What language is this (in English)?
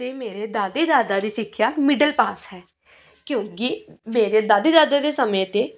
Punjabi